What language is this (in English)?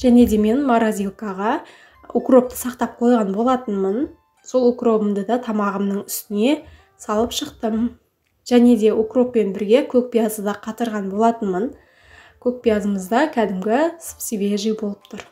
Russian